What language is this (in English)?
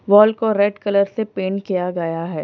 Hindi